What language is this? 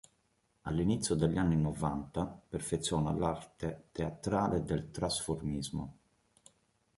Italian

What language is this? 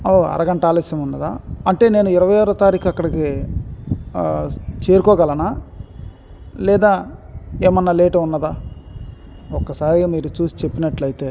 Telugu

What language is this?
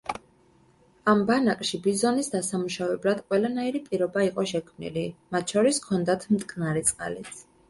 Georgian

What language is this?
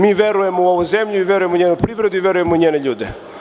Serbian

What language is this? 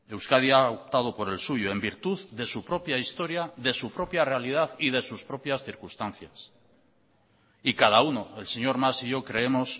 Spanish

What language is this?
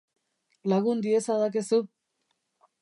Basque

